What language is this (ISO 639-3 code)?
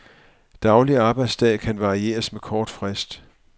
dan